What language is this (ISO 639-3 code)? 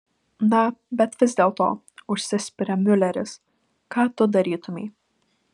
lit